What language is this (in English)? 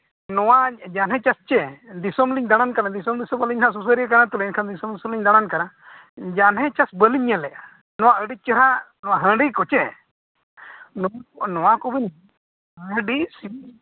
Santali